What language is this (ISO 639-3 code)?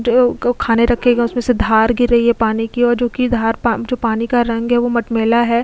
hin